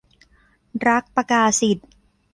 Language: Thai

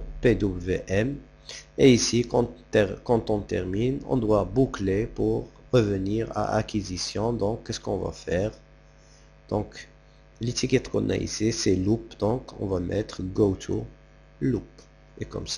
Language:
French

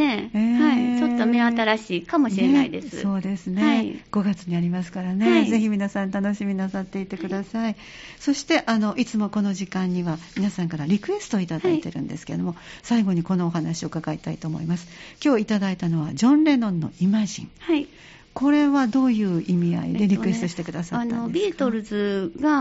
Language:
Japanese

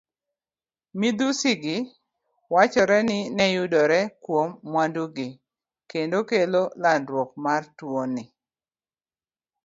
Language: Luo (Kenya and Tanzania)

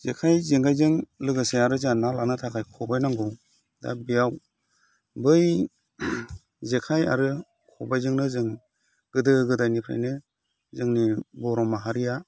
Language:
Bodo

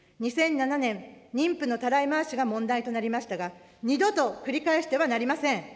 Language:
Japanese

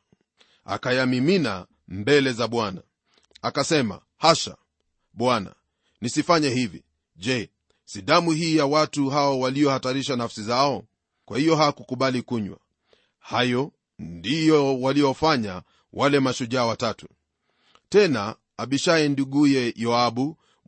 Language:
Swahili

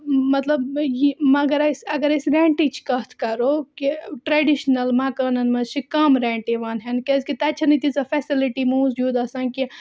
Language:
Kashmiri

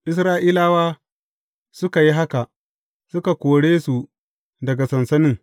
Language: Hausa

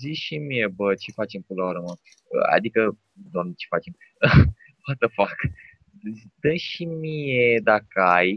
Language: Romanian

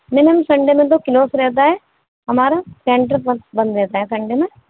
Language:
Urdu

